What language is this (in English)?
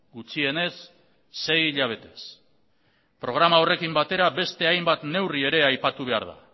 Basque